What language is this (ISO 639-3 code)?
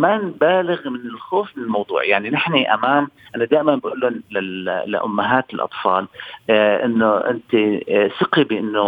ara